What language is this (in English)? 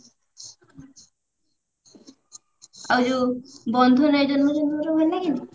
Odia